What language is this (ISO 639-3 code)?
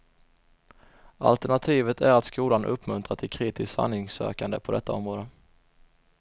swe